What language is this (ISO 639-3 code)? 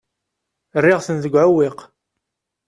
kab